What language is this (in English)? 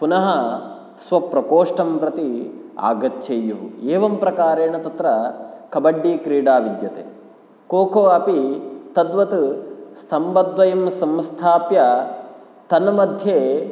Sanskrit